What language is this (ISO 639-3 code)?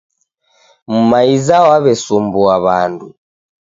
dav